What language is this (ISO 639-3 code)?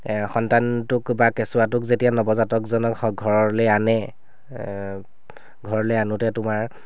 asm